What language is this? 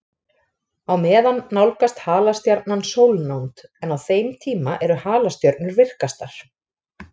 Icelandic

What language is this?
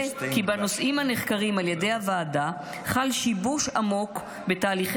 Hebrew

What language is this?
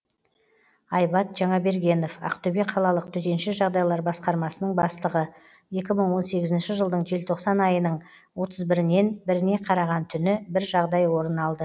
Kazakh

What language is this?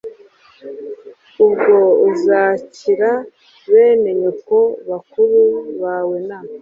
Kinyarwanda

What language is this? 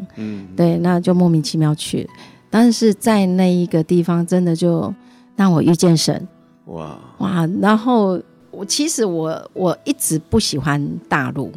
Chinese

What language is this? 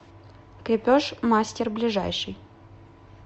Russian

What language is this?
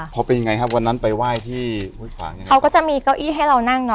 Thai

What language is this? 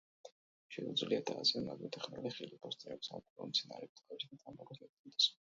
Georgian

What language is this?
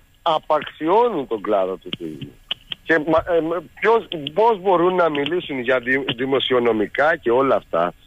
Greek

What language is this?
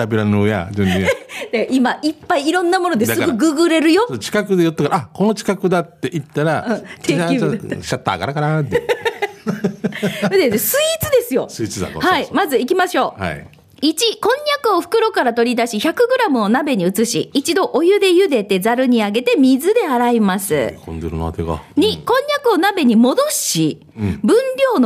Japanese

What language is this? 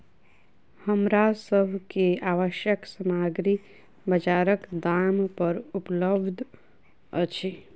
Maithili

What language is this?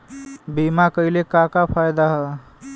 Bhojpuri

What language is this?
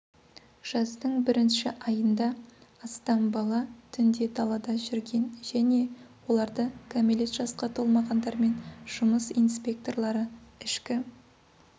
Kazakh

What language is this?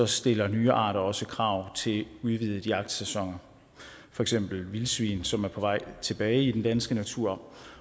Danish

